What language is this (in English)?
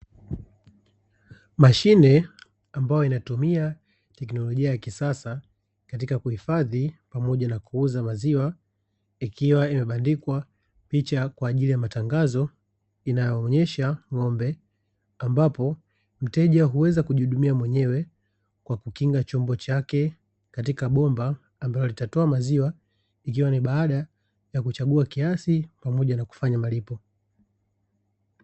Swahili